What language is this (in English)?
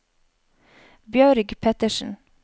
Norwegian